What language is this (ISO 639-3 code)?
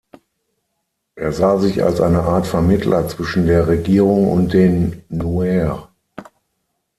deu